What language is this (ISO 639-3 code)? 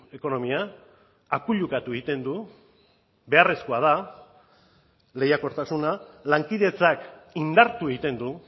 eus